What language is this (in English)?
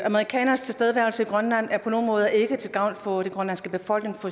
Danish